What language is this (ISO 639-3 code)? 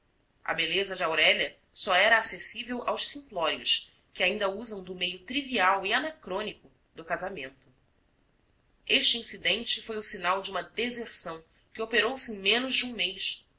por